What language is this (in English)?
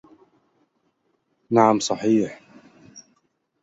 Arabic